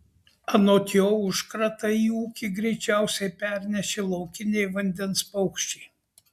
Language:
Lithuanian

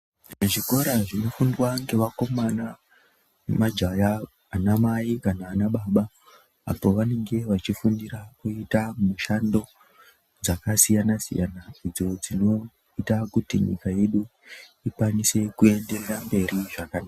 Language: Ndau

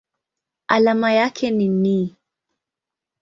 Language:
Swahili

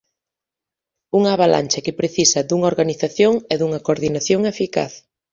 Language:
Galician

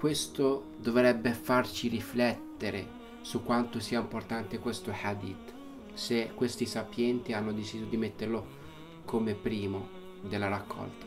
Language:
Italian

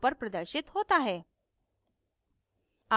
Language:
Hindi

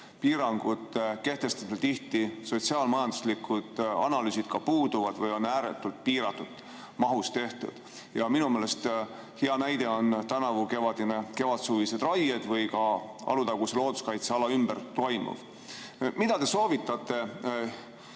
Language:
Estonian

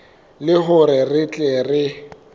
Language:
Southern Sotho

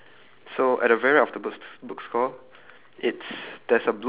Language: English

